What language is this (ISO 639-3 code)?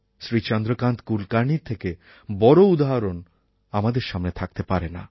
ben